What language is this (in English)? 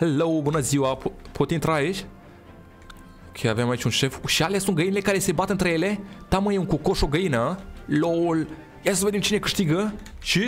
Romanian